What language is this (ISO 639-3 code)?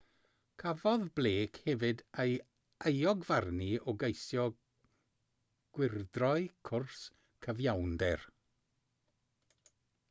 cym